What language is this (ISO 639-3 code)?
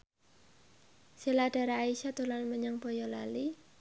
jav